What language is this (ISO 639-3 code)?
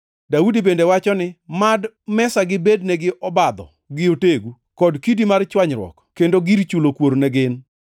luo